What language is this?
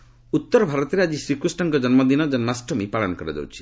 Odia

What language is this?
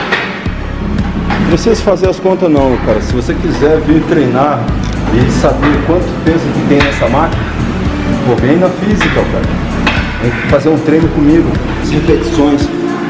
Portuguese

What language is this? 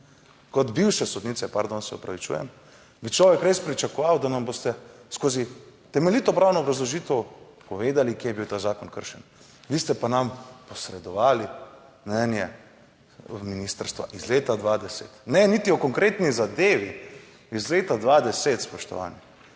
Slovenian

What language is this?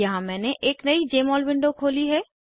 Hindi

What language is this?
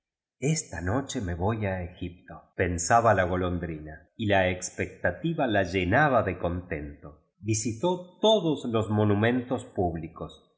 Spanish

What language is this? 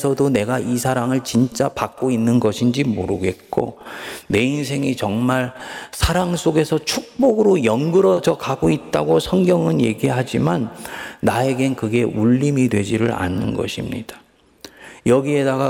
Korean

